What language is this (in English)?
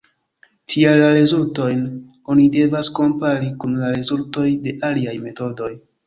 Esperanto